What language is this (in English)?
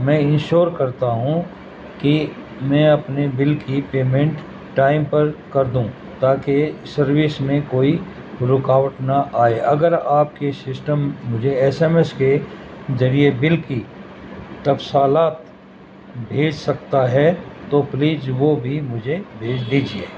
Urdu